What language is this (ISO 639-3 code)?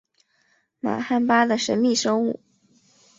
zho